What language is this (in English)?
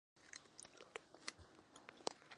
Chinese